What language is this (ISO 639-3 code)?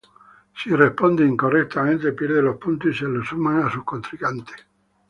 spa